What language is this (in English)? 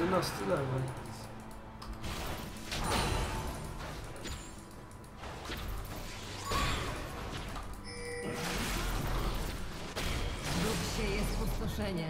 Polish